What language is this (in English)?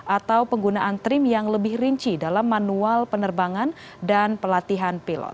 Indonesian